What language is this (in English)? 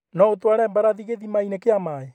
Kikuyu